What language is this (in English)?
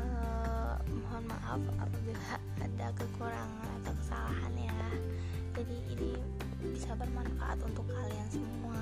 Indonesian